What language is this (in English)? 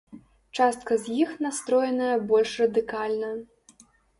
Belarusian